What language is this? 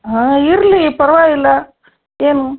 Kannada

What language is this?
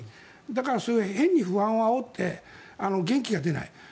Japanese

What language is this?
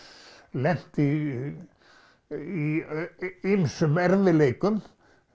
Icelandic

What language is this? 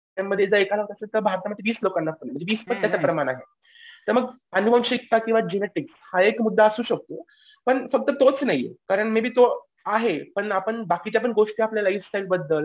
Marathi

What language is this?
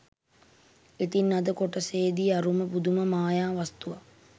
Sinhala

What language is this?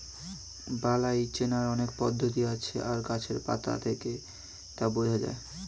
Bangla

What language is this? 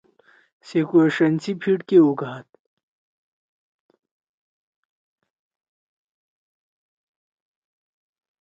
Torwali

